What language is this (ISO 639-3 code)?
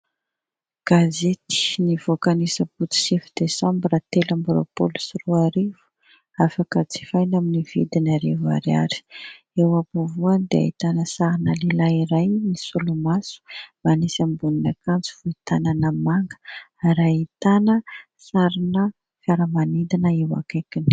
mlg